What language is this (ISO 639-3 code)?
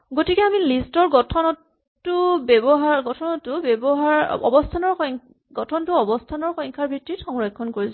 asm